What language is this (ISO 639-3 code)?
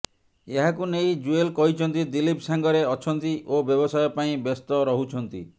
ori